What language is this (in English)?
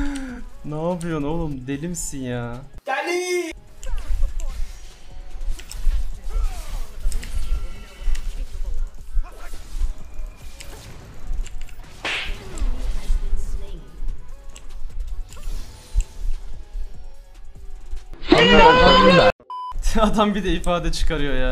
Turkish